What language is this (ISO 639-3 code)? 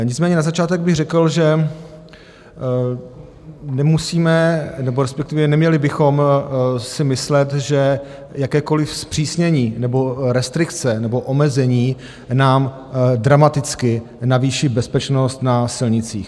ces